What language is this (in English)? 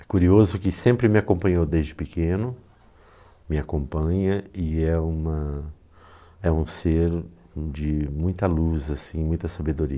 Portuguese